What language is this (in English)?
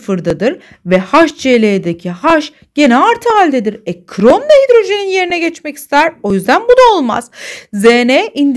Turkish